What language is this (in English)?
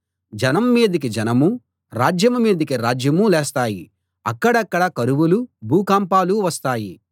Telugu